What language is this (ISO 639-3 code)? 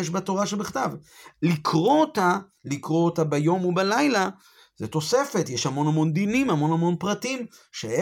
heb